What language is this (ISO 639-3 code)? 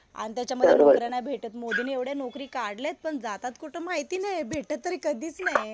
mar